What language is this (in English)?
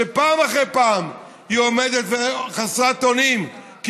Hebrew